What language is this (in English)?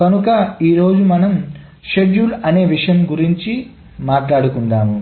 Telugu